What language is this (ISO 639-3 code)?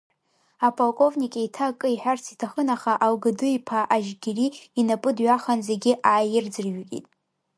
abk